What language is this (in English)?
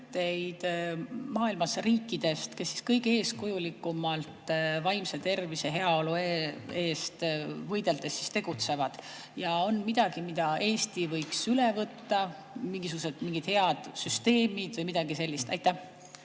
Estonian